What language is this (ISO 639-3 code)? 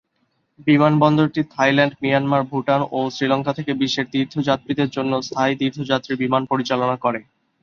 ben